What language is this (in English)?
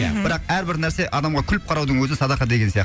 Kazakh